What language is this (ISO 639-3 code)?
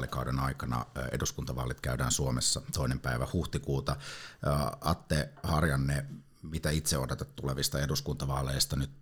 fin